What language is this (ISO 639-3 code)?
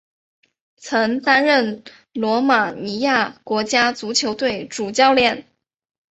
zho